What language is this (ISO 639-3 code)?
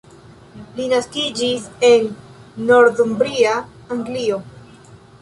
epo